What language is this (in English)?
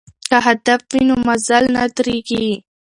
Pashto